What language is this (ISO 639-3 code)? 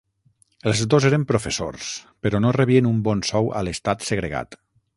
cat